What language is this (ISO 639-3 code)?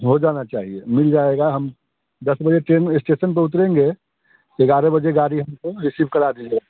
hin